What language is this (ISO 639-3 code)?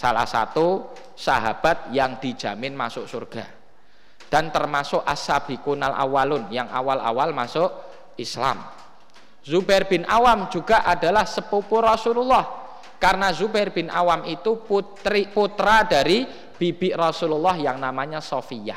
ind